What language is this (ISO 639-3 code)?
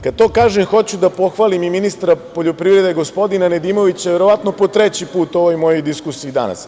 srp